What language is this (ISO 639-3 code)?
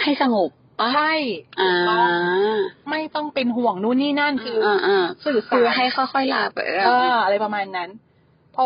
tha